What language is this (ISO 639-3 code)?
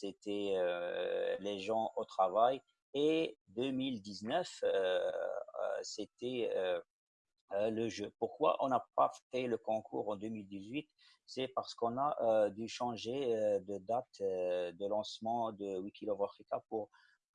fra